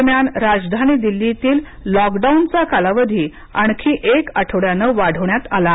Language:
Marathi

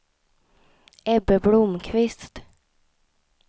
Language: Swedish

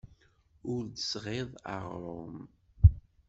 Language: Kabyle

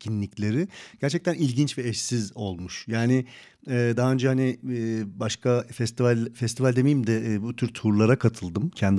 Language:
Turkish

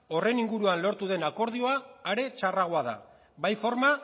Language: Basque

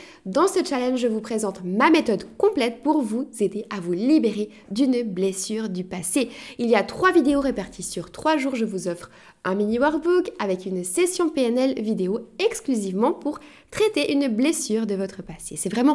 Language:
French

